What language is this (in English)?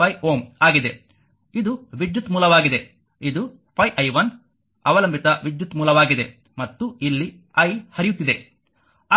Kannada